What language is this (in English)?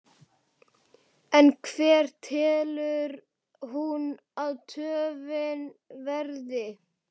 Icelandic